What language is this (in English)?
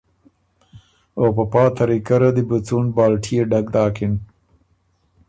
Ormuri